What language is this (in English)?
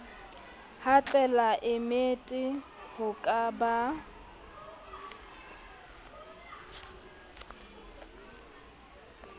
Southern Sotho